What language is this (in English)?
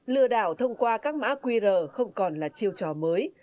Vietnamese